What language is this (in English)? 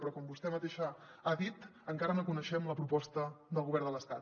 Catalan